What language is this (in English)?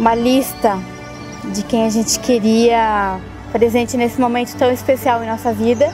Portuguese